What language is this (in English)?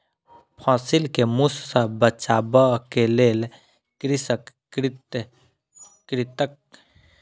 Maithili